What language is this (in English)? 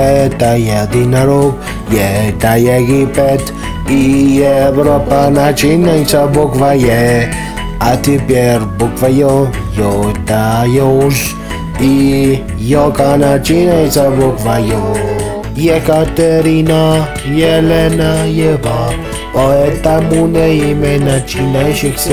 Polish